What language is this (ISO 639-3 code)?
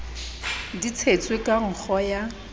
sot